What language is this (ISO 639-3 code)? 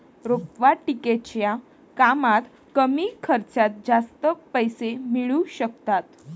mar